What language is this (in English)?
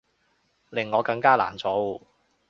Cantonese